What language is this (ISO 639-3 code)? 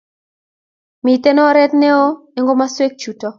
kln